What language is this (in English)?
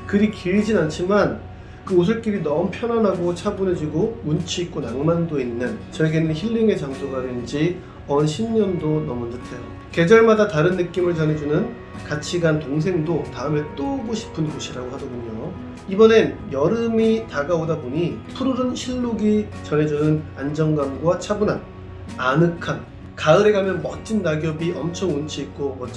Korean